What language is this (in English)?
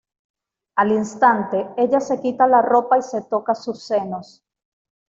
Spanish